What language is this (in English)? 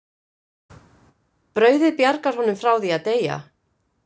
Icelandic